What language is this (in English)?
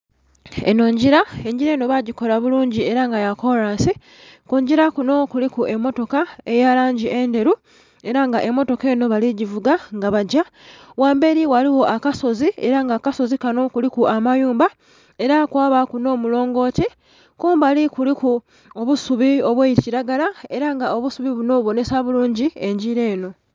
Soga